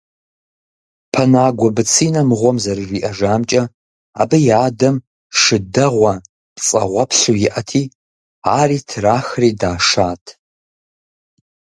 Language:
Kabardian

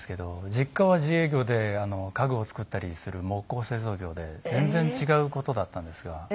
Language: Japanese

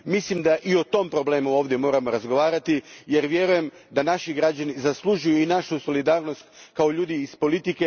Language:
Croatian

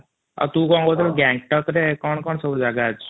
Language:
Odia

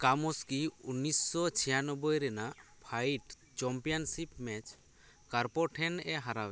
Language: Santali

